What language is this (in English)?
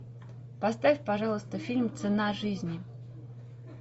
Russian